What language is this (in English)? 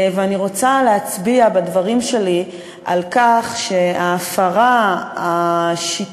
Hebrew